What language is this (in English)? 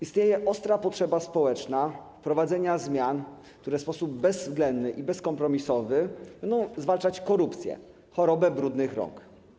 Polish